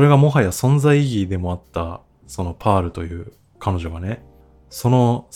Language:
Japanese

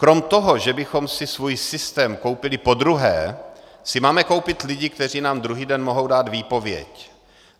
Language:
Czech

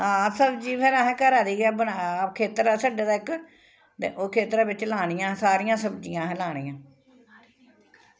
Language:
Dogri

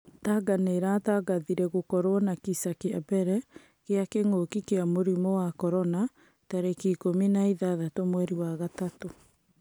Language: Kikuyu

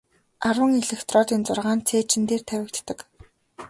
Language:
Mongolian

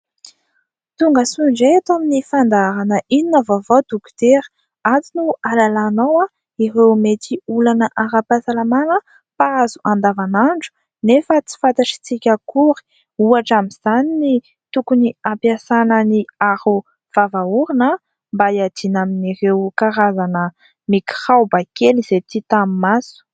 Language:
Malagasy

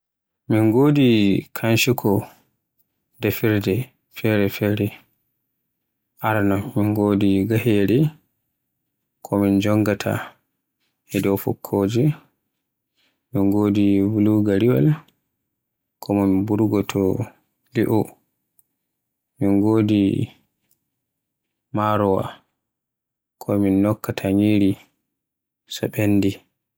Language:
Borgu Fulfulde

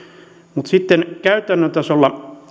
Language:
Finnish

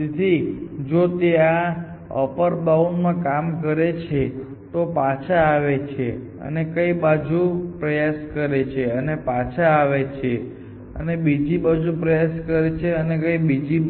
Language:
Gujarati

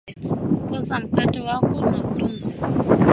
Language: Swahili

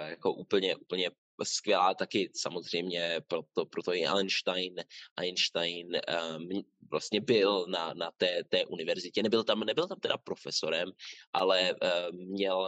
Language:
Czech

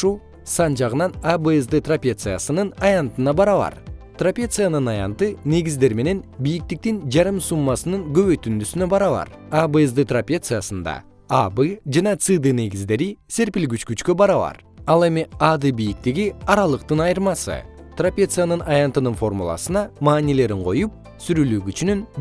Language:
Kyrgyz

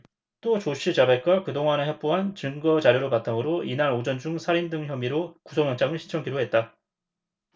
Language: Korean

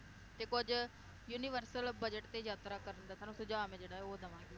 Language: Punjabi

